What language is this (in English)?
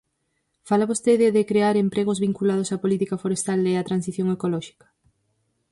Galician